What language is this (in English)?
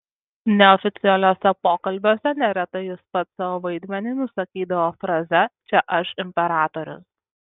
Lithuanian